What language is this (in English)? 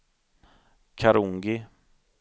Swedish